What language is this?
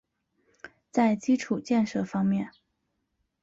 Chinese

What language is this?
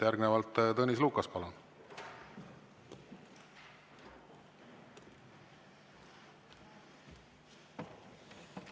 Estonian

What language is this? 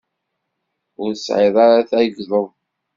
Kabyle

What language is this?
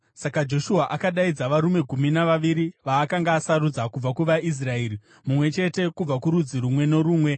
Shona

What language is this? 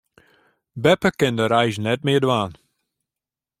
Western Frisian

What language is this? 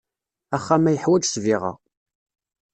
Kabyle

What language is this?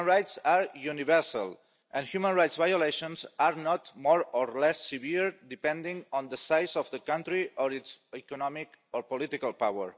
English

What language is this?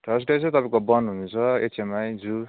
Nepali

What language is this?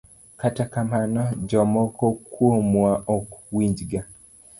Luo (Kenya and Tanzania)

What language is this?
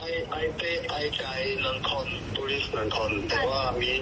Thai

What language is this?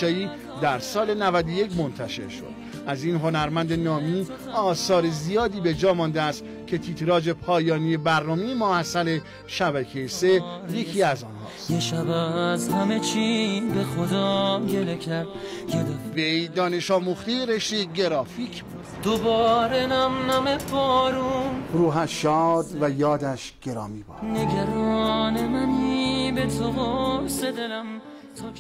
Persian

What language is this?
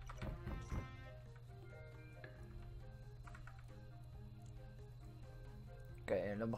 Dutch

